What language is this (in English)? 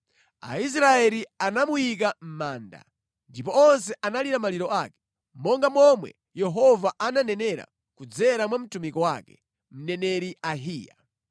Nyanja